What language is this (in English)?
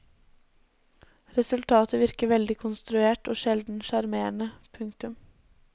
Norwegian